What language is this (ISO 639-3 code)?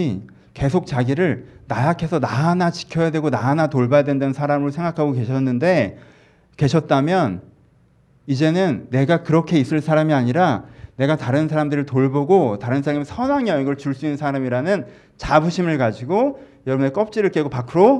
kor